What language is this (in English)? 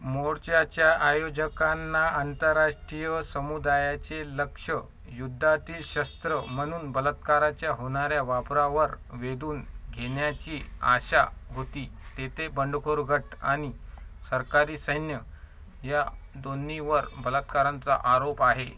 Marathi